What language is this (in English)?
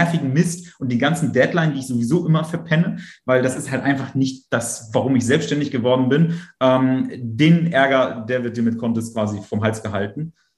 German